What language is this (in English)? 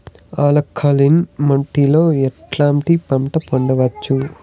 Telugu